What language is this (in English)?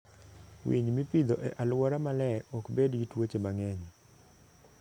Luo (Kenya and Tanzania)